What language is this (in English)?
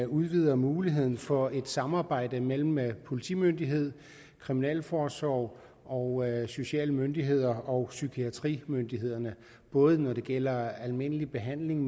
Danish